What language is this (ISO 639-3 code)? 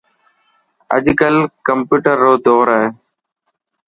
mki